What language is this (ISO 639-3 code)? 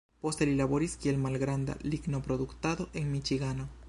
epo